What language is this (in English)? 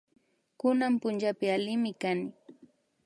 Imbabura Highland Quichua